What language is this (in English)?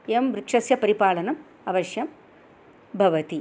Sanskrit